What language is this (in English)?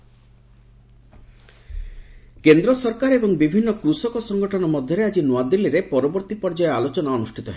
Odia